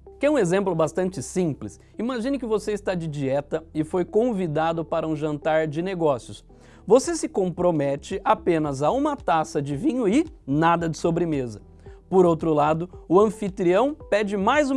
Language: Portuguese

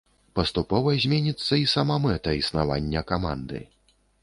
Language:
Belarusian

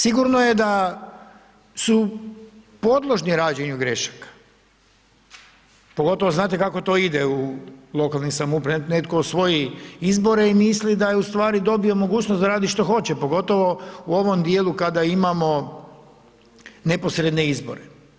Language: Croatian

